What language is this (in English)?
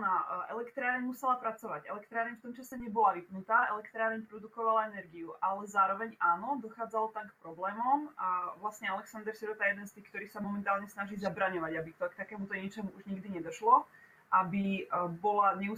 Czech